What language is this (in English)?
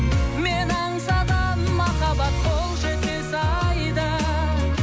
Kazakh